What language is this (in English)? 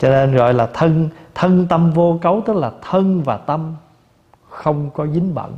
Vietnamese